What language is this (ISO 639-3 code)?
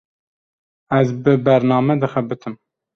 kur